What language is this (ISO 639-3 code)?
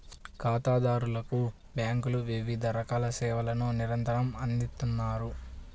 tel